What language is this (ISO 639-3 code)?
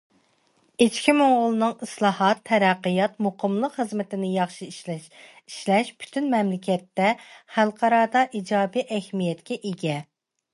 uig